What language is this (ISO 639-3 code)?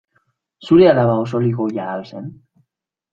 eus